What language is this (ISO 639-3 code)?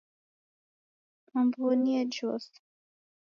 dav